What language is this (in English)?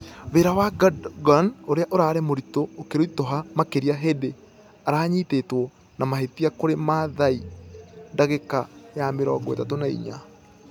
Kikuyu